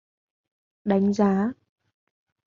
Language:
Vietnamese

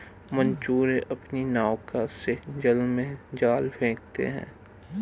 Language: Hindi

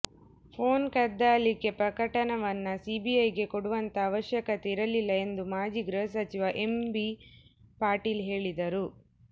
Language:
Kannada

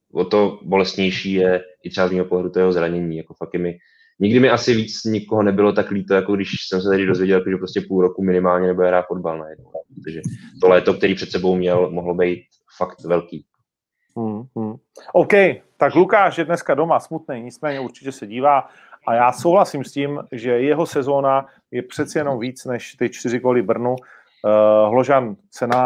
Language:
Czech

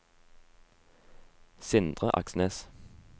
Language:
Norwegian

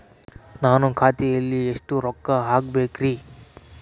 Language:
Kannada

